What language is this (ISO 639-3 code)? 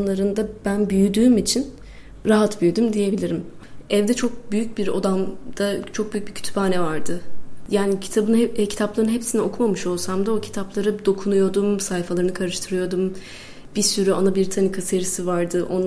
tur